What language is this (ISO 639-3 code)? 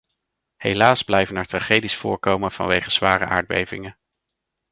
nld